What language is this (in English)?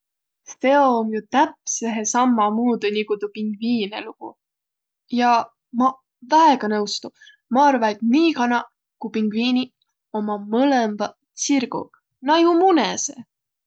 Võro